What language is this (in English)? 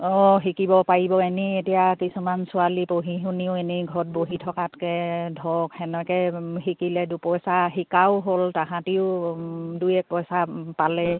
Assamese